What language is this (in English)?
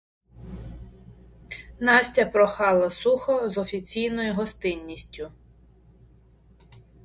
Ukrainian